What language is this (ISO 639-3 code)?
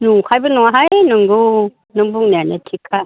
brx